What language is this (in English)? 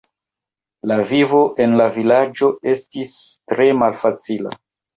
Esperanto